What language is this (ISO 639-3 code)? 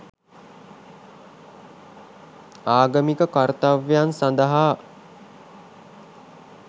sin